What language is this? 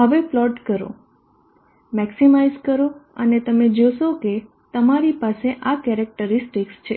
Gujarati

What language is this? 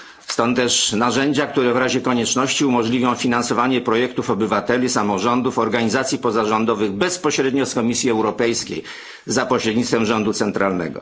Polish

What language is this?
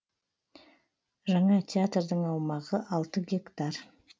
Kazakh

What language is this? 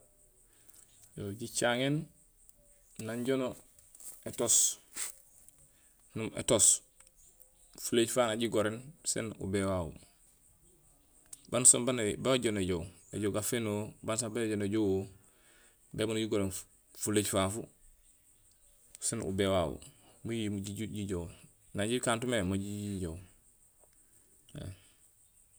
Gusilay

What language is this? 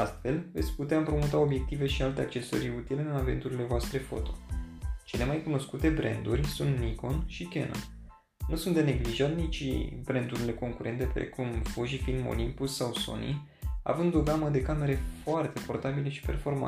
Romanian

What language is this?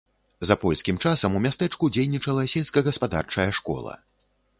Belarusian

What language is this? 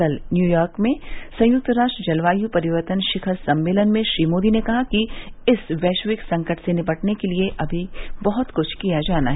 Hindi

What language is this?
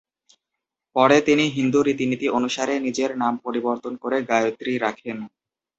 Bangla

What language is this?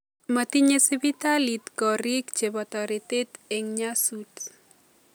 Kalenjin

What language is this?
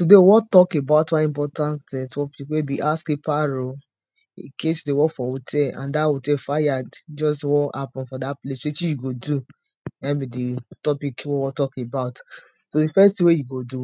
Nigerian Pidgin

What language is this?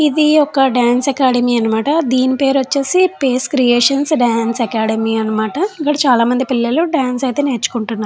Telugu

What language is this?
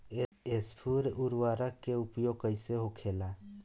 Bhojpuri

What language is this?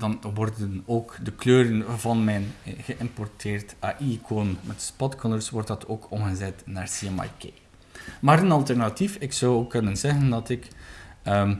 Dutch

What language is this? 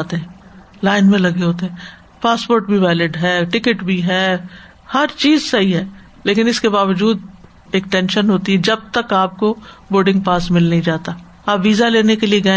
Urdu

